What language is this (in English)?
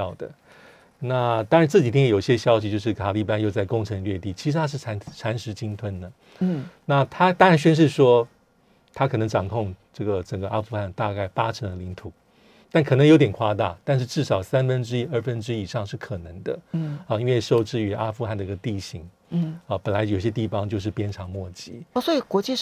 Chinese